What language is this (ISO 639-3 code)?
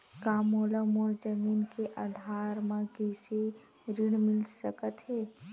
hne